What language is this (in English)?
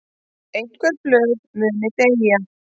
Icelandic